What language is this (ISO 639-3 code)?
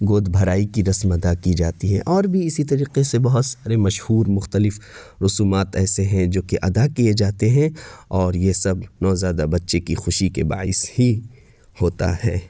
urd